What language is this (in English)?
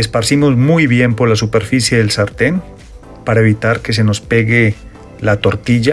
Spanish